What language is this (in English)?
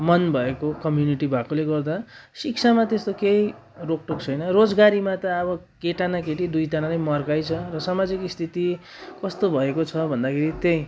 Nepali